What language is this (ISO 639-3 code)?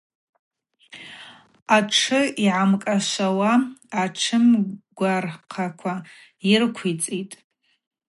abq